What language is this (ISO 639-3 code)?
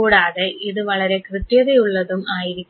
mal